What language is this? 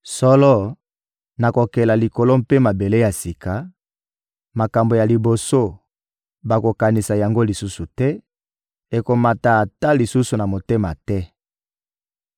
Lingala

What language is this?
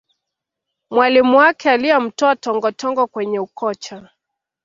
Swahili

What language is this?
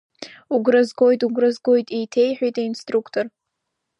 Abkhazian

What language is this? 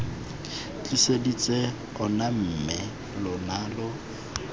Tswana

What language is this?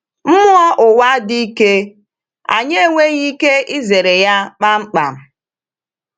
Igbo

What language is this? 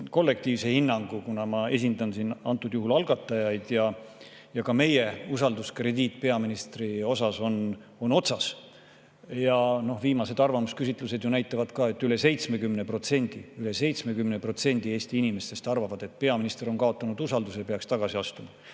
Estonian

